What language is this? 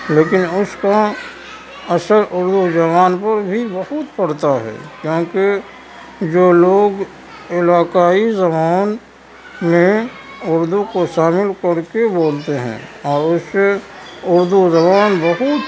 Urdu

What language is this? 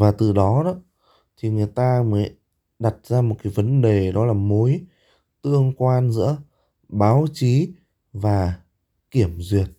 Vietnamese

